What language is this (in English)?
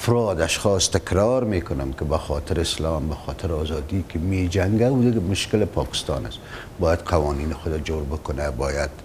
Persian